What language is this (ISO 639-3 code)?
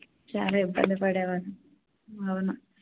tel